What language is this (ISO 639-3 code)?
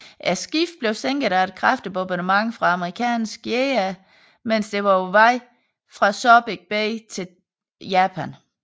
dan